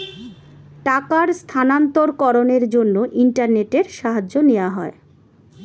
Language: Bangla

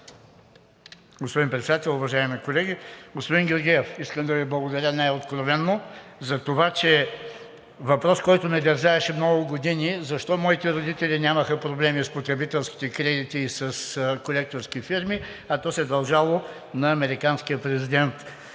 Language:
Bulgarian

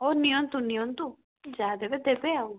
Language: Odia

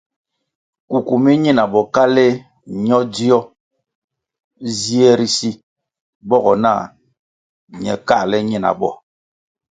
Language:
Kwasio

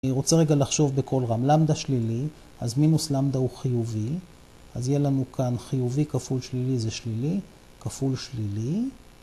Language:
Hebrew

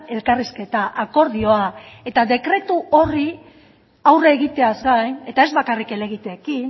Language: Basque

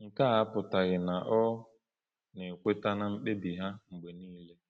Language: Igbo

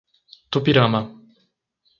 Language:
Portuguese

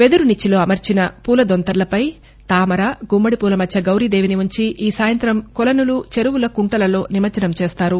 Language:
Telugu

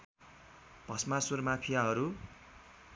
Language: Nepali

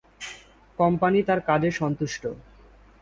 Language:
Bangla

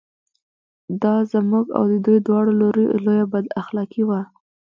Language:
Pashto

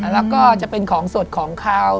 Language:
Thai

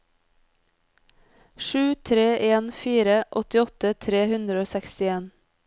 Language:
Norwegian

